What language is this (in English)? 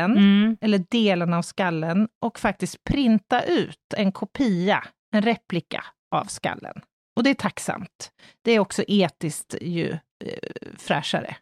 Swedish